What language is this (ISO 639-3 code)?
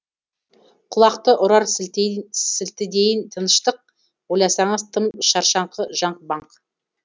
kaz